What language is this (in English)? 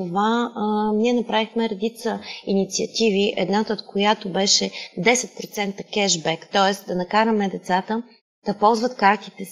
Bulgarian